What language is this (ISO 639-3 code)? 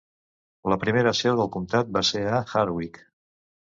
cat